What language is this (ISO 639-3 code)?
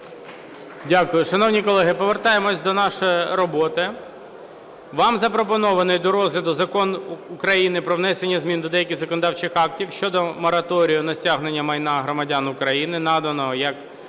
ukr